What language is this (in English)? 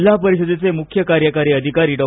Marathi